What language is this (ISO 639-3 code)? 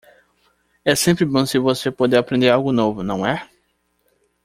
por